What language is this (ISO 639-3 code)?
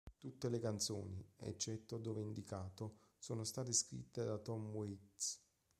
ita